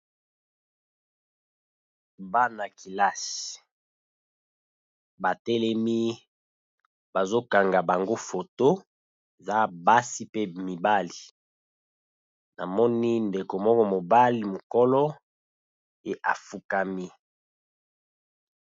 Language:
Lingala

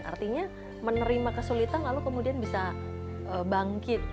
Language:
Indonesian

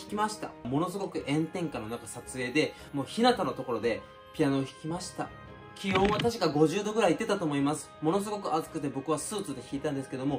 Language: Japanese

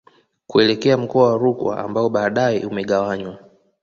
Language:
Swahili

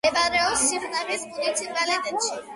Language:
Georgian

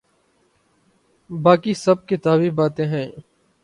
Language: Urdu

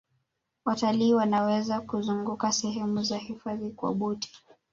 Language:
Swahili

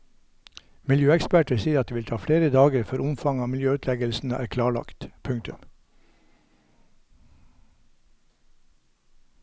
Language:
Norwegian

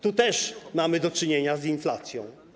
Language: Polish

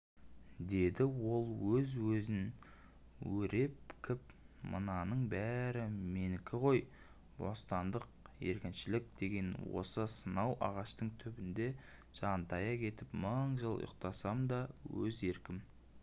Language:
Kazakh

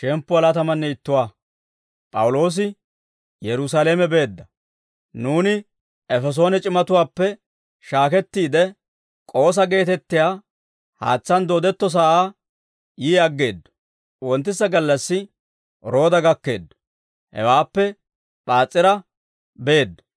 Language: Dawro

